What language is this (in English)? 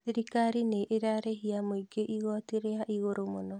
Kikuyu